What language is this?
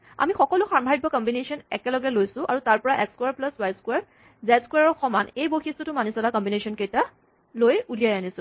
Assamese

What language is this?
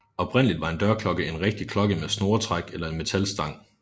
Danish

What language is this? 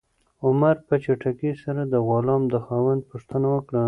Pashto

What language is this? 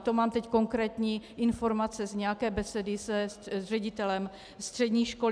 Czech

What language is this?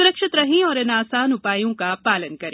Hindi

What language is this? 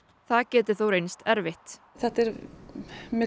Icelandic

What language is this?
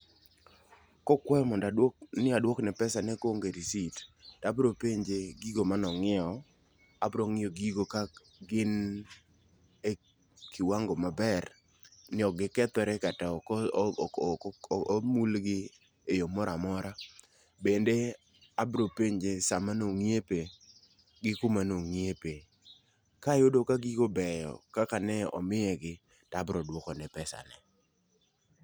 Luo (Kenya and Tanzania)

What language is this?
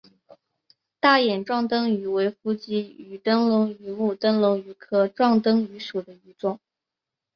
Chinese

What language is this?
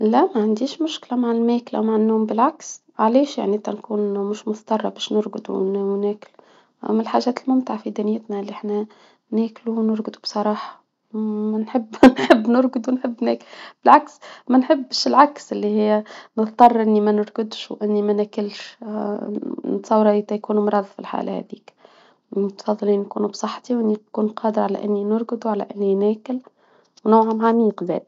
Tunisian Arabic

